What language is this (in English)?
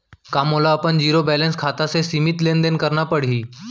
Chhattisgarhi